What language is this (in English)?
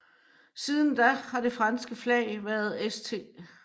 Danish